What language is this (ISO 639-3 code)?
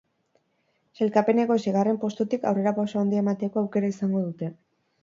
eus